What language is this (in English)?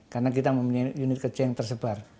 Indonesian